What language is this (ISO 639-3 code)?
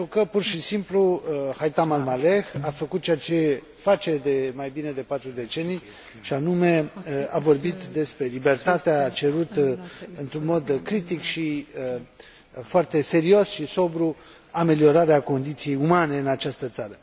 ron